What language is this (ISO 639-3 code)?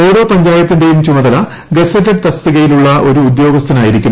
mal